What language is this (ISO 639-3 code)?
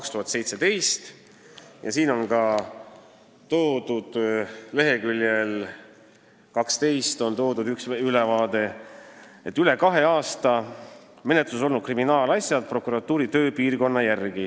est